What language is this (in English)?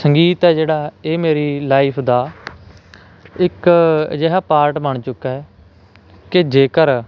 Punjabi